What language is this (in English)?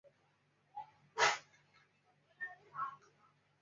Chinese